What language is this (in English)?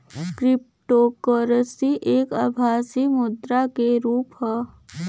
Bhojpuri